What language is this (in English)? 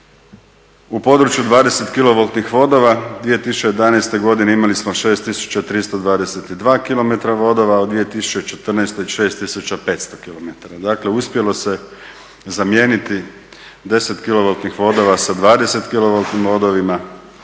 Croatian